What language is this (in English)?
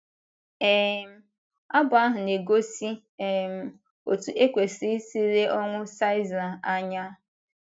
Igbo